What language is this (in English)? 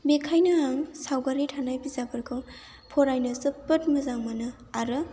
Bodo